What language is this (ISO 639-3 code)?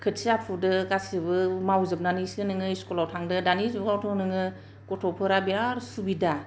brx